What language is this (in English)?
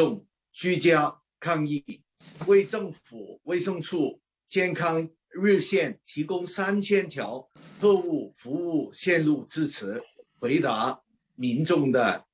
Chinese